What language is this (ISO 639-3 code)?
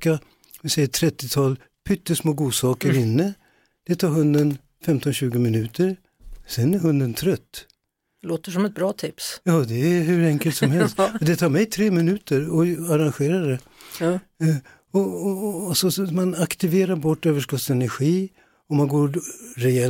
swe